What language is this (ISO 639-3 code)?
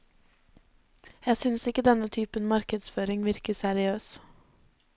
nor